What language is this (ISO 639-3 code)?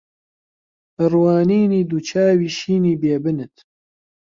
ckb